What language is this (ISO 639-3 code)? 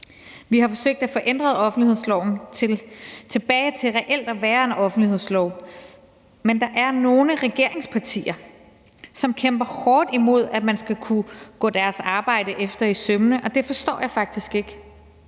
dan